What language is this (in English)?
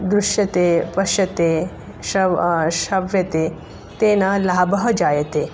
Sanskrit